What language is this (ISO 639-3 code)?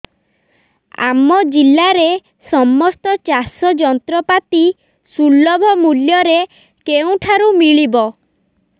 ori